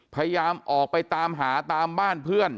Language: Thai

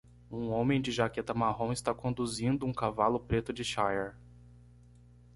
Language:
Portuguese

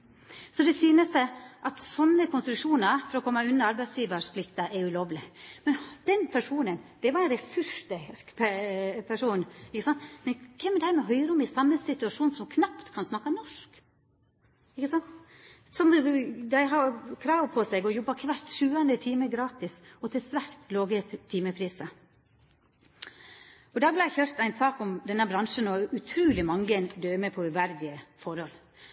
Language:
Norwegian Nynorsk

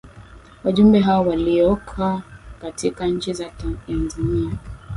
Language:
Swahili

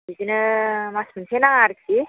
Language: Bodo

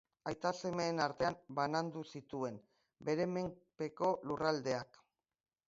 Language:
Basque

